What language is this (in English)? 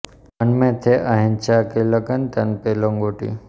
Gujarati